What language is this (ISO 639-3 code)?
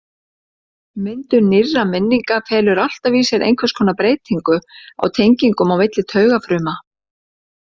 isl